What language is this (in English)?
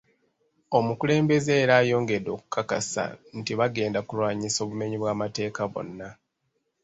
Ganda